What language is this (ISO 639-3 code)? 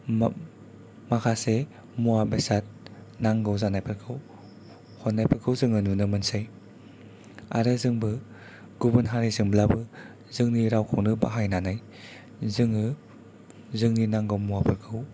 brx